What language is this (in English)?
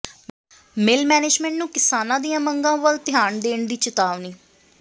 Punjabi